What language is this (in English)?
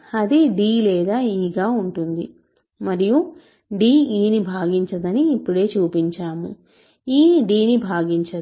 Telugu